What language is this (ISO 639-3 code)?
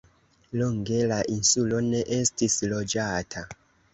epo